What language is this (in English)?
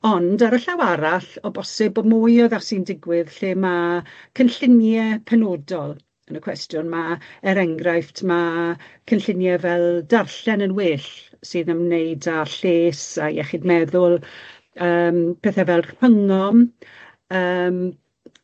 Welsh